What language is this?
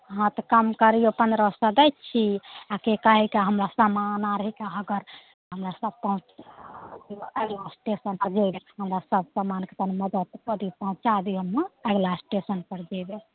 Maithili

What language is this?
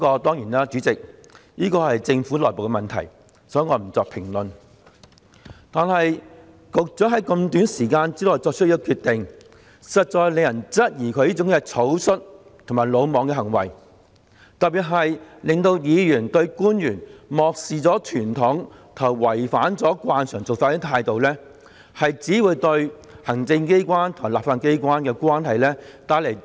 Cantonese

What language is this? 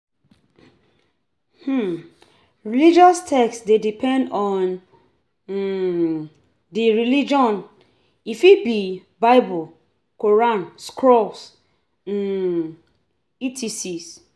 Nigerian Pidgin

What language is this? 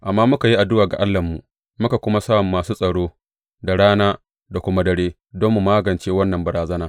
Hausa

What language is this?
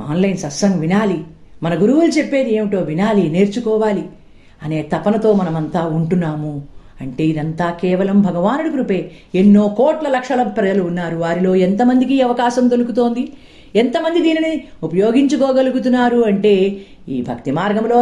Telugu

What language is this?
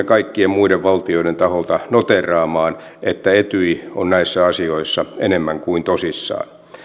Finnish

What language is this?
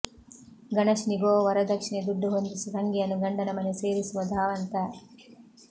Kannada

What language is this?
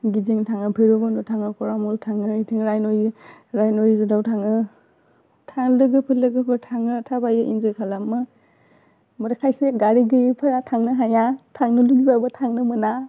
Bodo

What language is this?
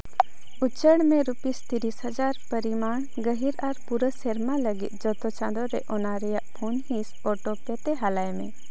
Santali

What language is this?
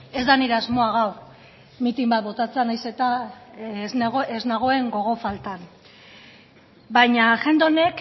Basque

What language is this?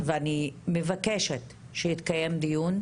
Hebrew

